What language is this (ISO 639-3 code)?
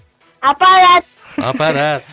kaz